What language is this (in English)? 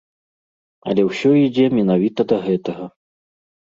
Belarusian